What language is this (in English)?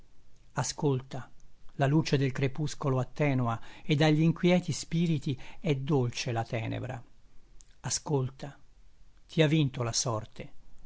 Italian